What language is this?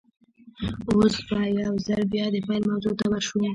Pashto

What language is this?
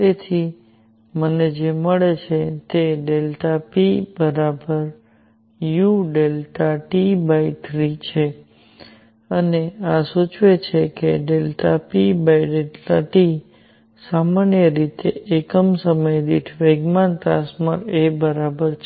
Gujarati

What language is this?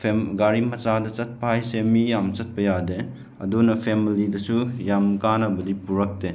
Manipuri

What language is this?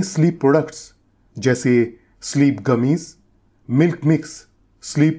Hindi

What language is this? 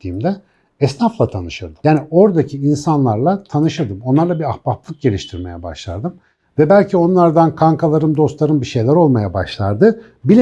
Turkish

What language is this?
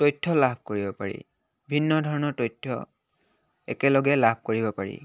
Assamese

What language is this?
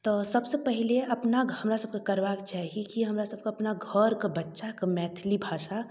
Maithili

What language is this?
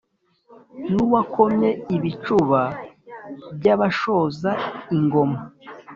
Kinyarwanda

